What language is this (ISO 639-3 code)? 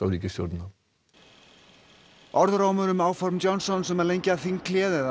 isl